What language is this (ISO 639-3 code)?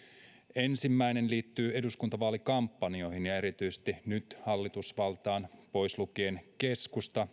fin